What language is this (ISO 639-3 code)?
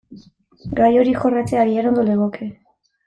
eus